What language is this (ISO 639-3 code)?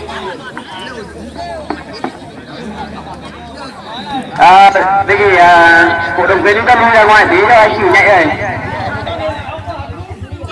vie